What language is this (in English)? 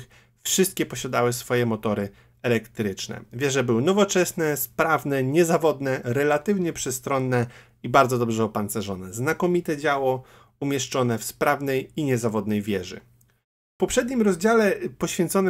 Polish